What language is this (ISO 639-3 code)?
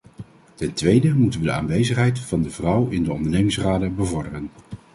nld